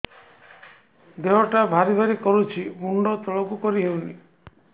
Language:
Odia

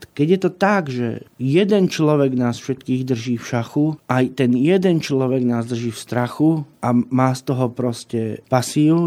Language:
Slovak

